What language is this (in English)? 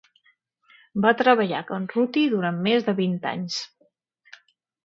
Catalan